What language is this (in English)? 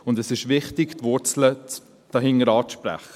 Swiss German